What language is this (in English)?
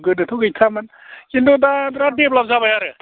Bodo